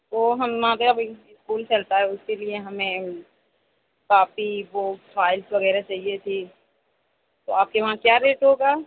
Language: Urdu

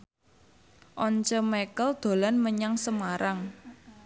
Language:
Javanese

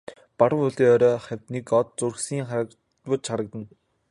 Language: Mongolian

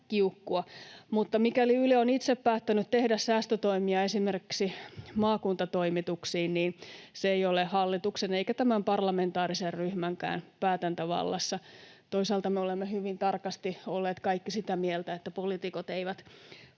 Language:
Finnish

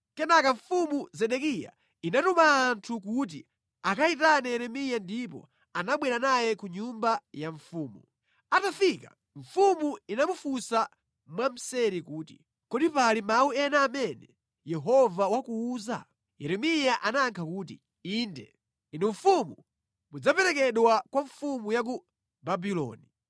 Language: Nyanja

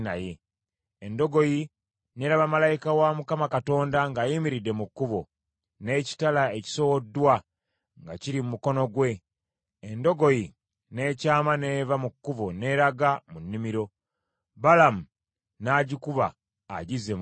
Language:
Ganda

